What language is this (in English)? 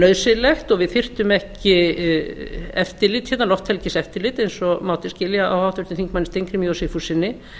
Icelandic